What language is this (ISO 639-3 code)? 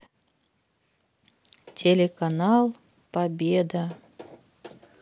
rus